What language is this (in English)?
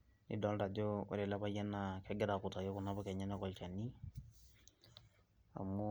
Masai